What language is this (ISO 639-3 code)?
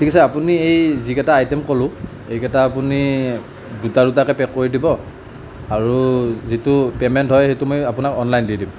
asm